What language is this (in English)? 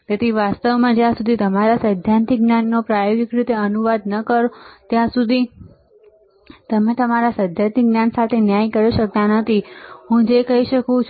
Gujarati